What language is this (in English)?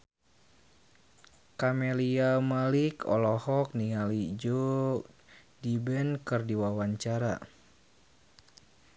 Sundanese